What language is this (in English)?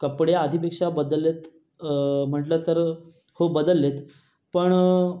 Marathi